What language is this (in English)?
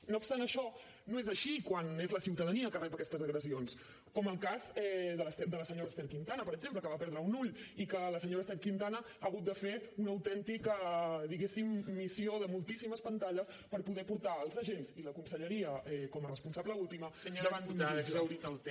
Catalan